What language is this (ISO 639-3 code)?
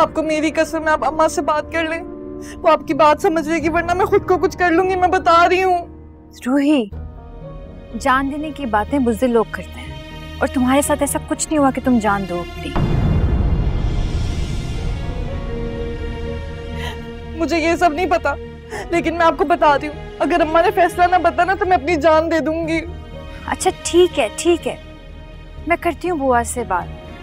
hin